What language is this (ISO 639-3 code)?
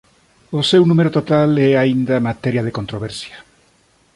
glg